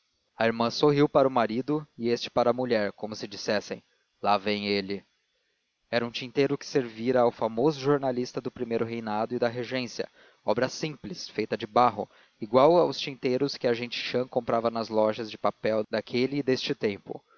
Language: Portuguese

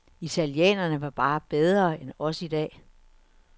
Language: Danish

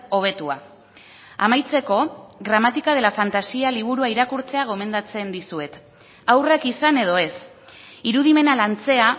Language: Basque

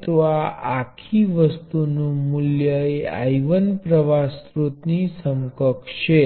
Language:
Gujarati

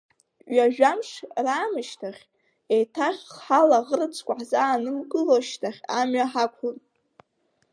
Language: Abkhazian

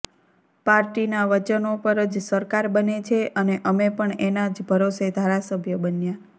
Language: Gujarati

